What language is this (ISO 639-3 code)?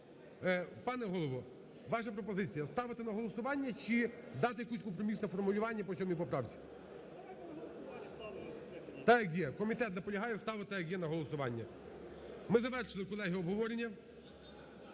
ukr